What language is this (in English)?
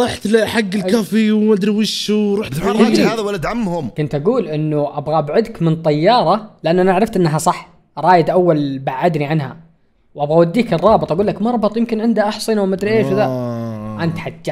Arabic